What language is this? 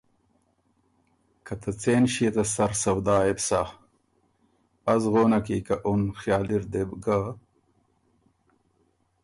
Ormuri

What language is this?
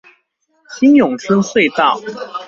Chinese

